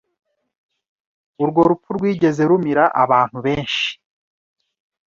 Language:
Kinyarwanda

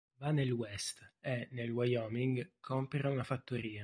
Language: Italian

